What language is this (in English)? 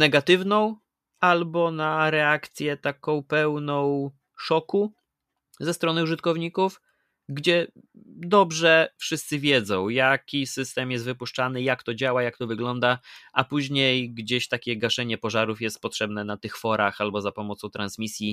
Polish